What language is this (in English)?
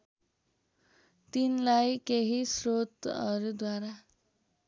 Nepali